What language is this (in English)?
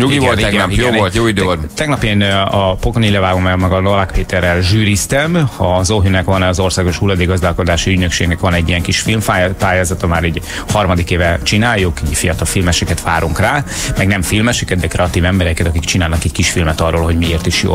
Hungarian